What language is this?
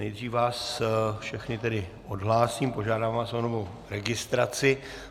Czech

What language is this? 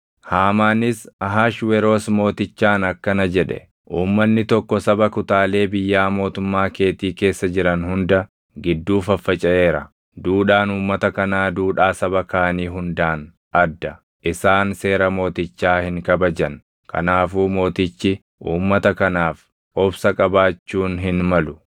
Oromo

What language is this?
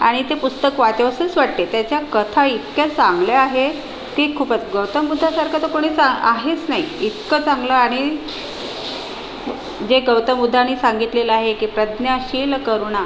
Marathi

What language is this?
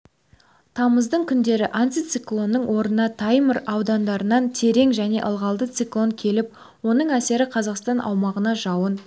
Kazakh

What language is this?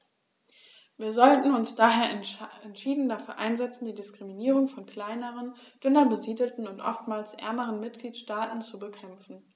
German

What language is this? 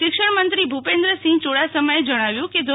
Gujarati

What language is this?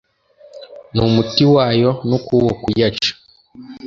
Kinyarwanda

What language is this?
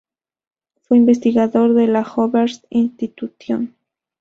Spanish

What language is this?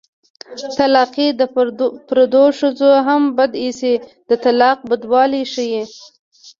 Pashto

